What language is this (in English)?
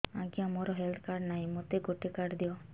Odia